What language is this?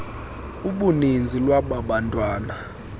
Xhosa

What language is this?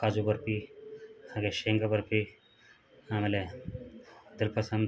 Kannada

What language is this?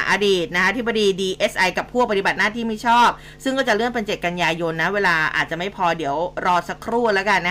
Thai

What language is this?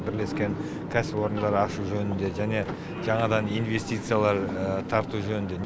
Kazakh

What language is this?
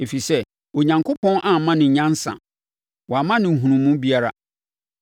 Akan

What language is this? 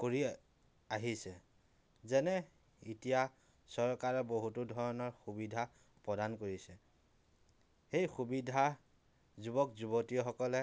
Assamese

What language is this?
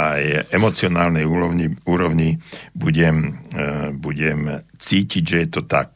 Slovak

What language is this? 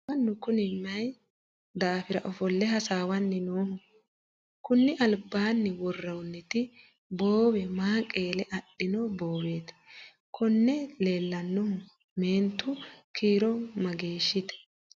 Sidamo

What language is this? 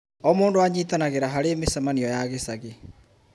Kikuyu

